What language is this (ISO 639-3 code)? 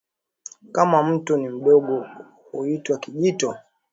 swa